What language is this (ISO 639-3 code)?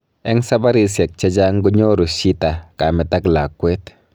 kln